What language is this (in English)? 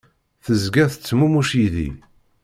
Kabyle